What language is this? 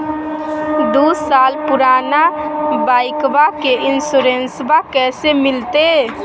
Magahi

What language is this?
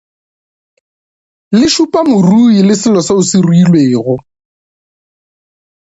Northern Sotho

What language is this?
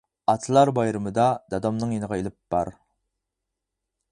Uyghur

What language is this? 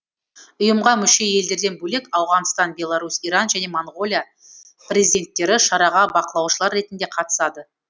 Kazakh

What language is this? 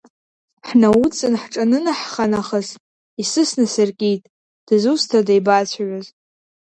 Abkhazian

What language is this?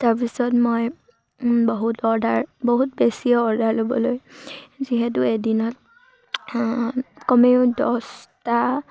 Assamese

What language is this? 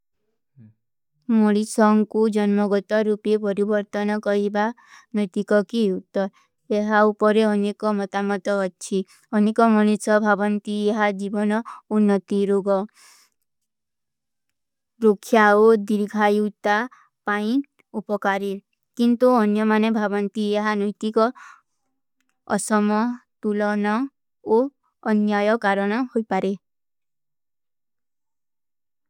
Kui (India)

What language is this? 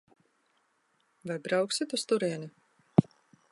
Latvian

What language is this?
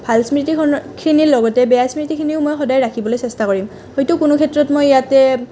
Assamese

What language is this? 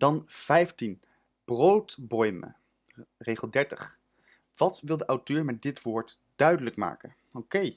Dutch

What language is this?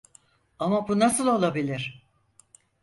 Turkish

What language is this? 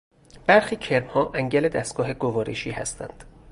Persian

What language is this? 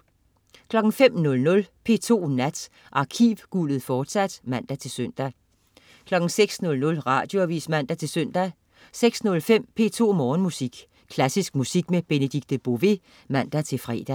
Danish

